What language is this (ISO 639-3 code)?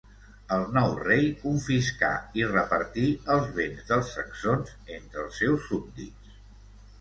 cat